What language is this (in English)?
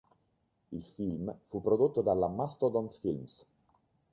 Italian